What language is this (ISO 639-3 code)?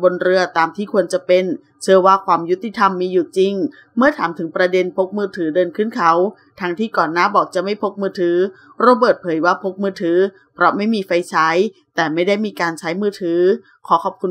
tha